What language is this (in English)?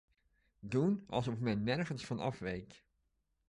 Dutch